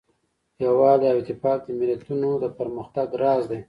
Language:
Pashto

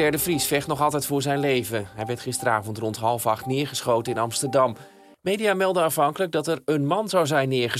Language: Dutch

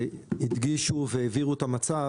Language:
Hebrew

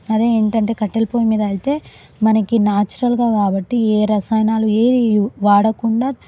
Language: Telugu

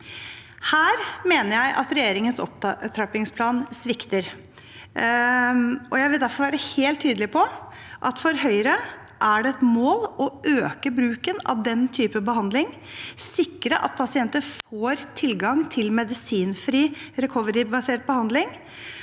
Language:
Norwegian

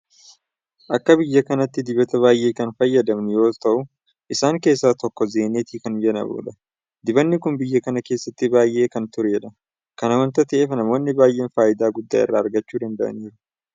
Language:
Oromo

